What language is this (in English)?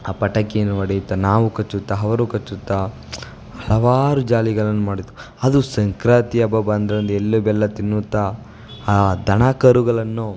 Kannada